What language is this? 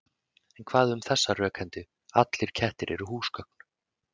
Icelandic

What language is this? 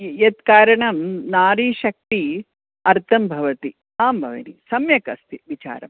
Sanskrit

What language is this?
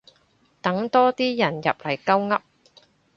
Cantonese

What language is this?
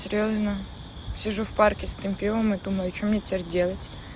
Russian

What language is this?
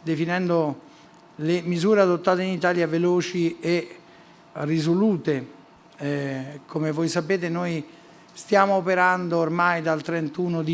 Italian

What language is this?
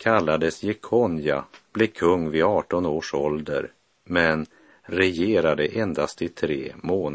Swedish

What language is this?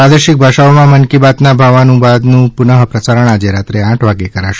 Gujarati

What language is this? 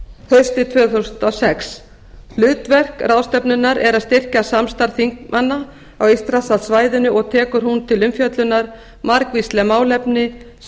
Icelandic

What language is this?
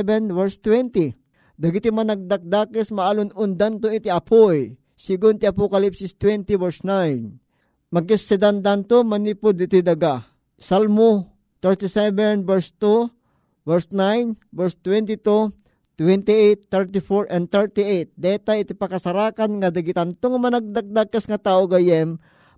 Filipino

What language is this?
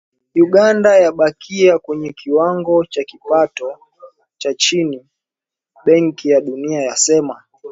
Swahili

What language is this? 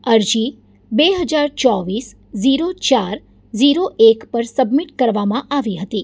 Gujarati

